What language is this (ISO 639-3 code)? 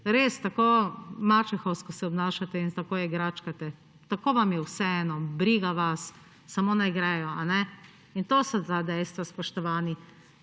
slv